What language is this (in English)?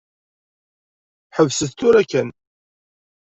Kabyle